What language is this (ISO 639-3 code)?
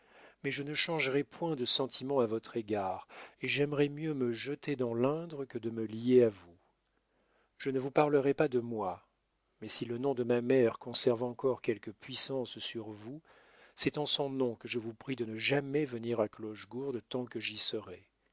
fra